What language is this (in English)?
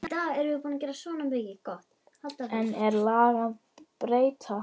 Icelandic